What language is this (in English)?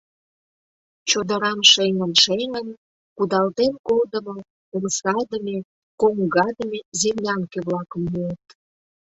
Mari